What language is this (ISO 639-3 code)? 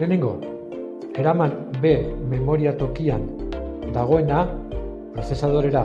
eus